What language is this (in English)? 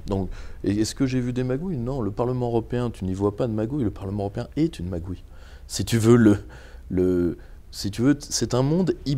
French